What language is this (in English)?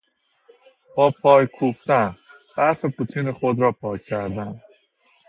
Persian